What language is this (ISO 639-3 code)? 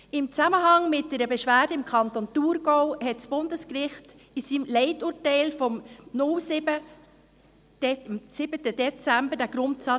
gsw